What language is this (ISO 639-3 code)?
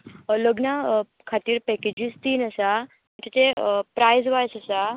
kok